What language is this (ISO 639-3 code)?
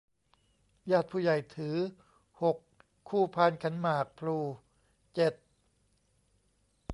tha